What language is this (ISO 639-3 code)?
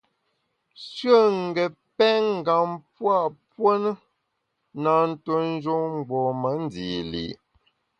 bax